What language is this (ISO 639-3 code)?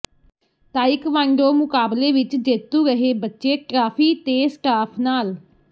pan